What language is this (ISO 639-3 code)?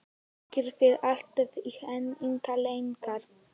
isl